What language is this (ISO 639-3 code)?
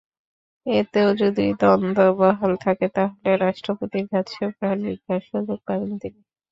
ben